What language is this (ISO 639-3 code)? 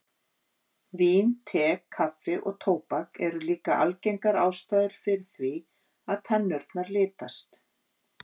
isl